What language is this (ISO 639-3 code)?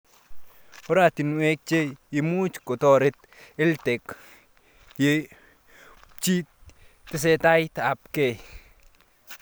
kln